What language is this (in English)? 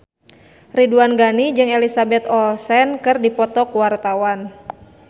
Sundanese